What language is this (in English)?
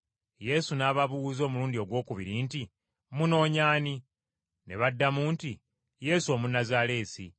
Ganda